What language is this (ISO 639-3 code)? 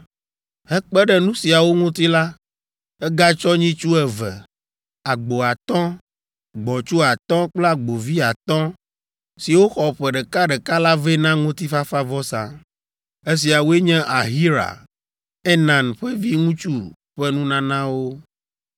ewe